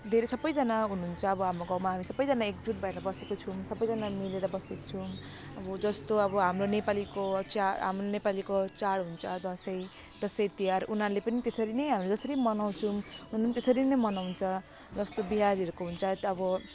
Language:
Nepali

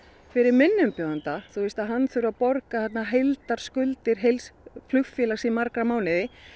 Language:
Icelandic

